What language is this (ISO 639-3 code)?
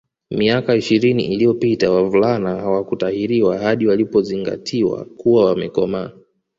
swa